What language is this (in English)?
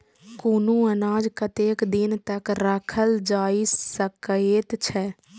Maithili